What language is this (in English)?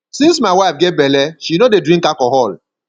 Nigerian Pidgin